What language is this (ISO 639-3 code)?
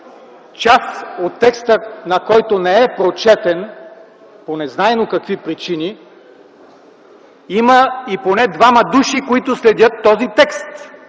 bul